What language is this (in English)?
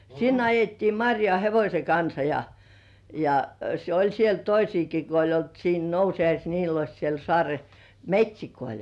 Finnish